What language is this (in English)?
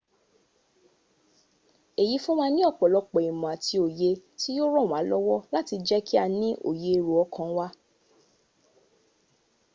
Yoruba